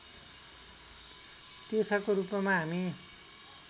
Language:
Nepali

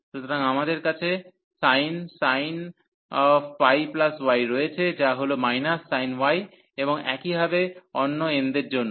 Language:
Bangla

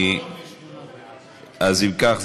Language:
Hebrew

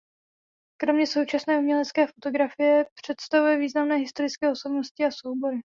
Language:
Czech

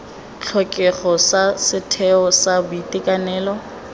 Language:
Tswana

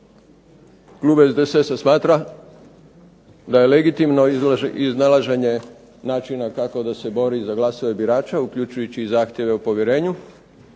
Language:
Croatian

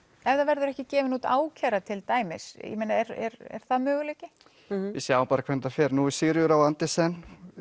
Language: Icelandic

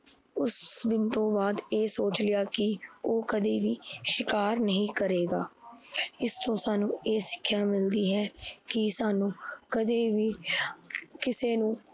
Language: Punjabi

